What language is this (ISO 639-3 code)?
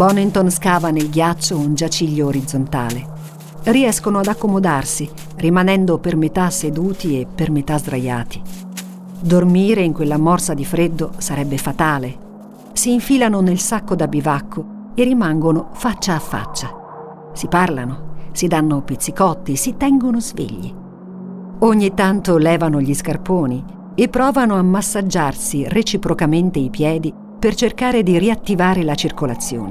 ita